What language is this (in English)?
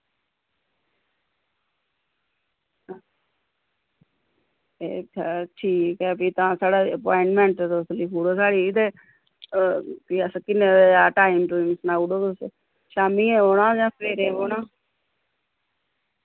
Dogri